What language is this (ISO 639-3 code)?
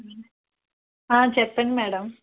tel